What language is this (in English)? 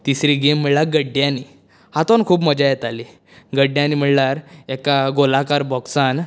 Konkani